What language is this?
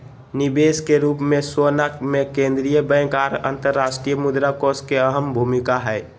Magahi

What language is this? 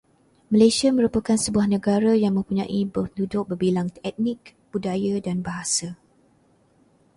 Malay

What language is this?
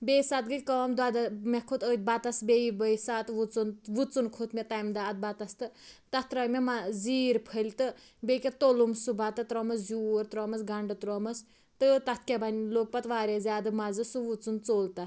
Kashmiri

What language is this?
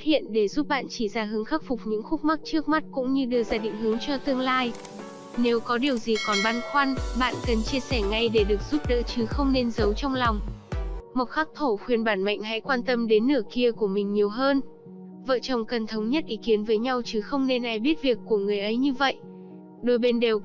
Vietnamese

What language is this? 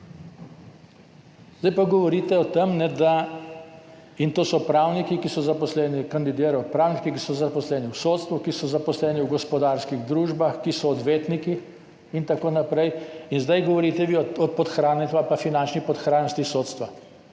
Slovenian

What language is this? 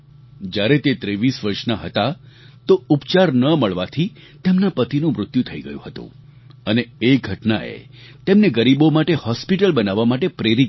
Gujarati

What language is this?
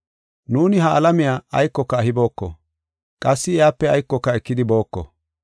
Gofa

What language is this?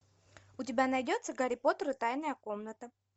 Russian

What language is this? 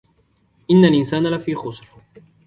Arabic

